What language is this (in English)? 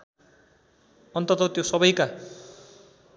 Nepali